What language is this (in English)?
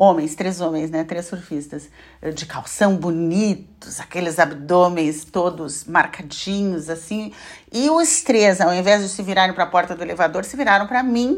Portuguese